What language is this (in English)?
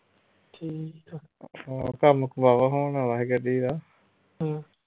Punjabi